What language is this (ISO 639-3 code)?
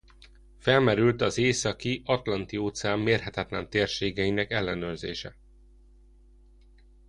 hun